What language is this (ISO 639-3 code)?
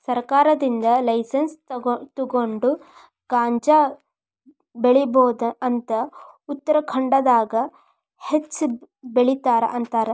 kan